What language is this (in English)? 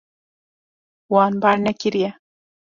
Kurdish